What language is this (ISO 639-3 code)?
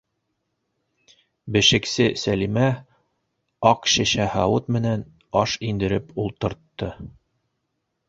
bak